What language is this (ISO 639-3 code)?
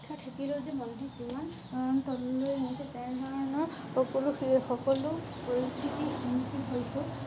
asm